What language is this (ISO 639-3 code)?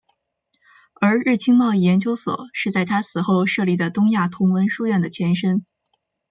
zho